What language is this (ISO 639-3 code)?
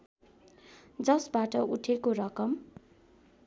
nep